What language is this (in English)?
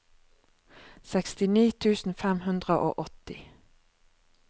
Norwegian